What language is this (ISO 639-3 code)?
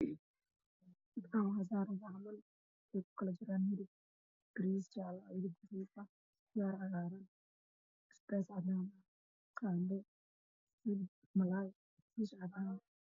som